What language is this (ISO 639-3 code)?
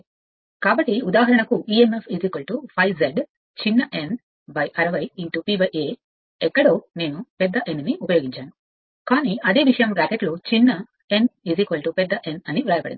tel